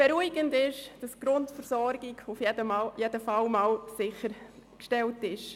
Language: Swiss German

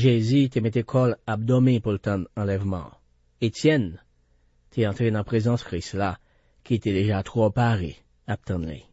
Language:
French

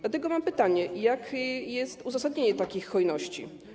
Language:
Polish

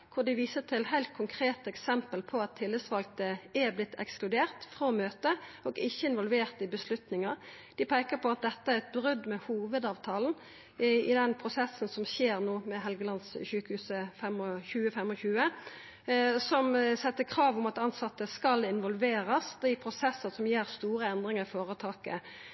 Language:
Norwegian Nynorsk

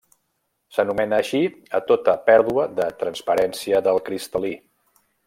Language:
Catalan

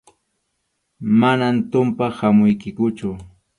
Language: Arequipa-La Unión Quechua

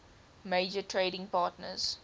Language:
English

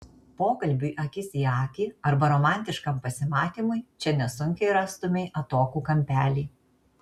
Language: Lithuanian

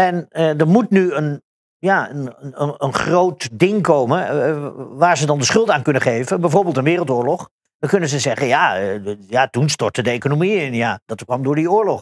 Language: Dutch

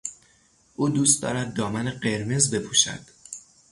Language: Persian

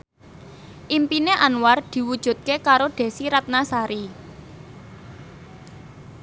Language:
Javanese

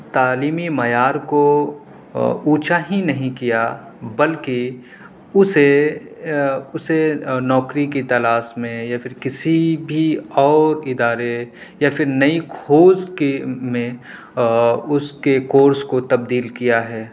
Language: Urdu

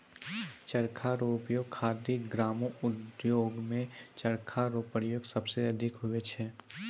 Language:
Maithili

